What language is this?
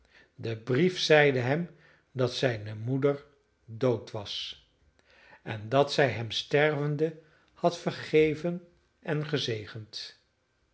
Dutch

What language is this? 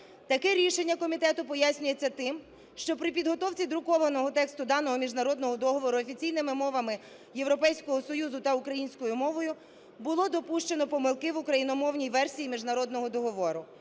Ukrainian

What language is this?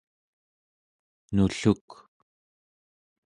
Central Yupik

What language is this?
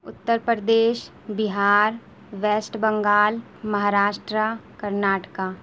Urdu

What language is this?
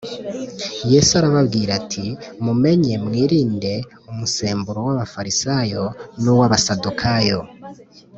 Kinyarwanda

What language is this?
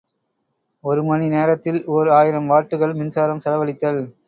Tamil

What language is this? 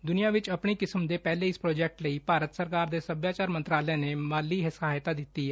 Punjabi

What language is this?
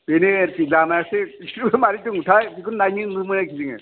Bodo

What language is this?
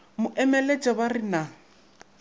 Northern Sotho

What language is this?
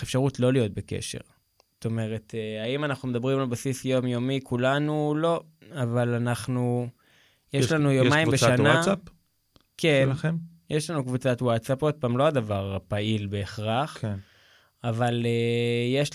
Hebrew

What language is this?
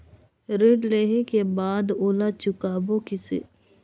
Chhattisgarhi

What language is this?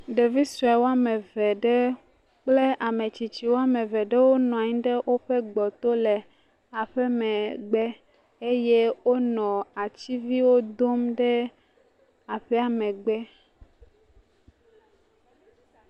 Ewe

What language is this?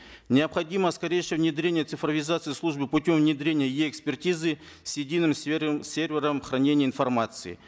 Kazakh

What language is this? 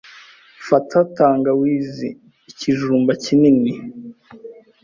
Kinyarwanda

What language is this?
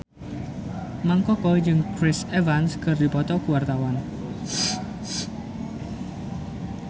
Sundanese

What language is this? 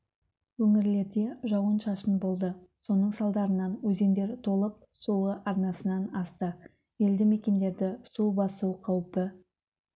Kazakh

